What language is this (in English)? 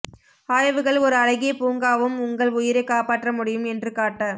Tamil